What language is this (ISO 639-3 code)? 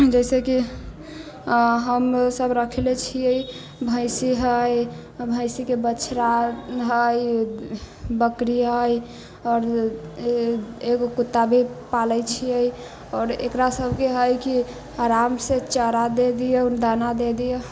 mai